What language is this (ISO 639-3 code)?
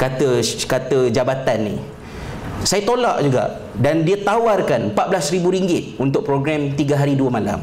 msa